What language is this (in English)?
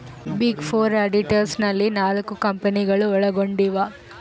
Kannada